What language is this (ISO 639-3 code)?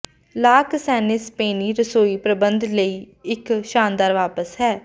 pan